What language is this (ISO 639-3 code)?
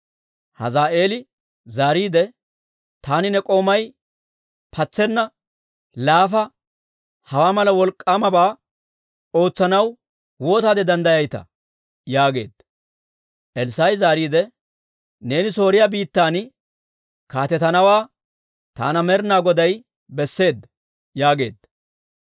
dwr